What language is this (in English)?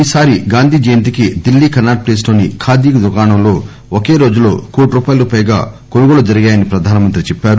Telugu